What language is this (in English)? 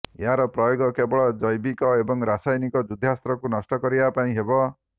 Odia